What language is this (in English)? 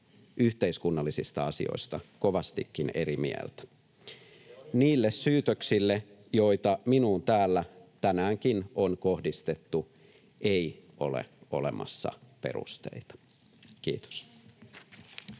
Finnish